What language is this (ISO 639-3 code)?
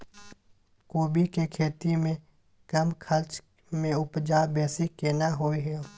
mai